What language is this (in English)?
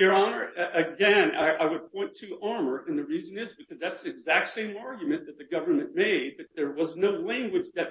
English